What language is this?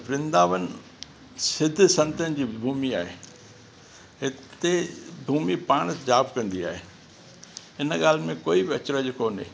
Sindhi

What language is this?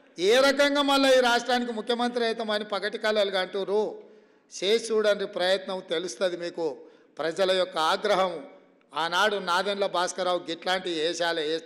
Telugu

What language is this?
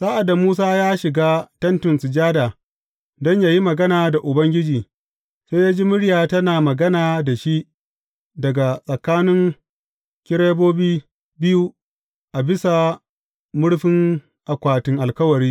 Hausa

